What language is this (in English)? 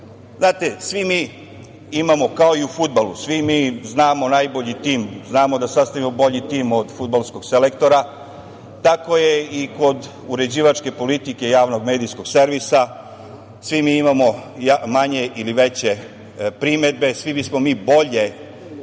Serbian